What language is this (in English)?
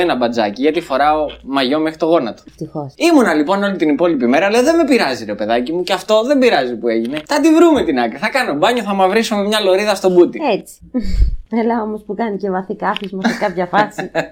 Greek